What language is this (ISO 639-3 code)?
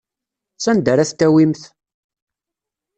kab